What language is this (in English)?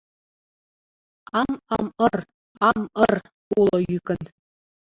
Mari